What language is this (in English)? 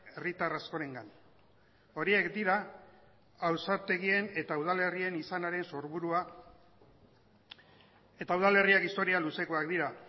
Basque